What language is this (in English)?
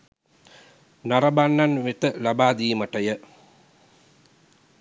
Sinhala